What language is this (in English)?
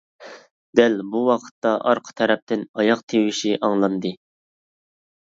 Uyghur